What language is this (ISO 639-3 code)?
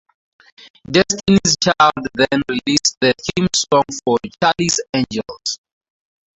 eng